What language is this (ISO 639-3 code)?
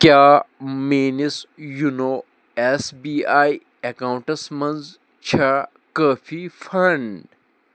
kas